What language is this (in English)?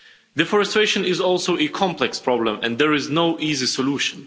English